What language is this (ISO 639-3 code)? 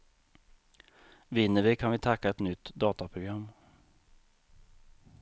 swe